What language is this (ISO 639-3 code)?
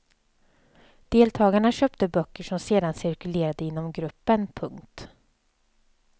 swe